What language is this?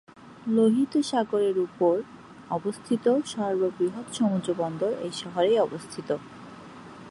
Bangla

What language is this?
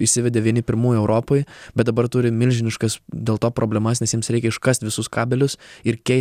Lithuanian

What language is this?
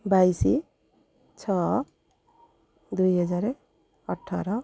Odia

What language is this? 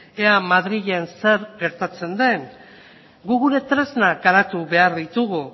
Basque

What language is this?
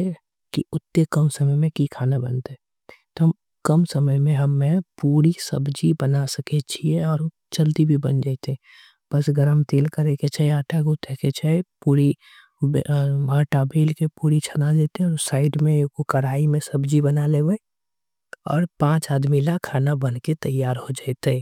Angika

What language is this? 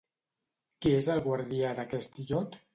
Catalan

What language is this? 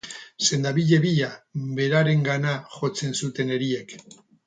Basque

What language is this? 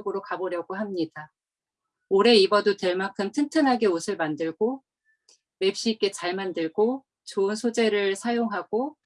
Korean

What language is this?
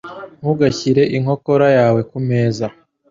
Kinyarwanda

